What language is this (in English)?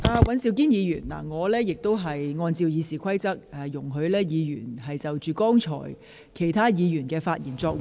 Cantonese